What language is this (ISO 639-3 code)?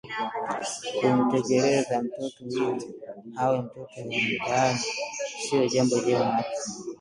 swa